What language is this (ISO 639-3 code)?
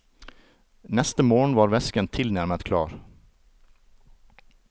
nor